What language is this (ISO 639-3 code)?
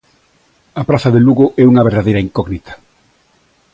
glg